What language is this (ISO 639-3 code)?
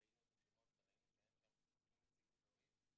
heb